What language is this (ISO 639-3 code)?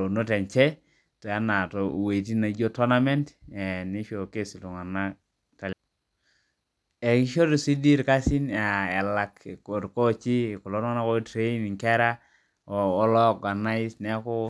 mas